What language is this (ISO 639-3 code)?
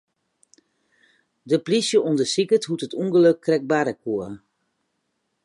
fry